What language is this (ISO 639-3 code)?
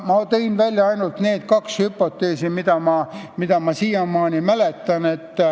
est